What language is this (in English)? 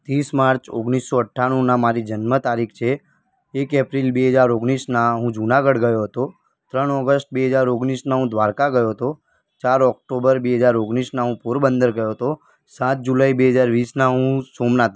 Gujarati